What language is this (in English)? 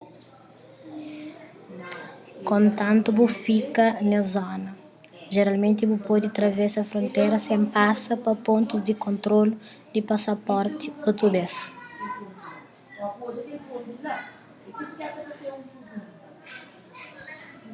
Kabuverdianu